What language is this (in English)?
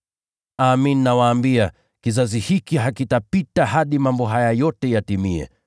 Swahili